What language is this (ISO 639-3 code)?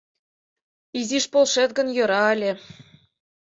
chm